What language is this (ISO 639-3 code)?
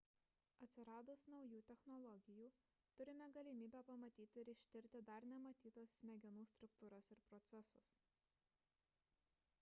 lit